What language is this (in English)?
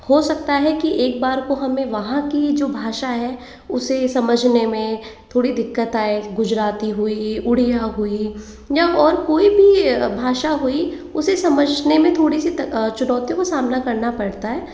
Hindi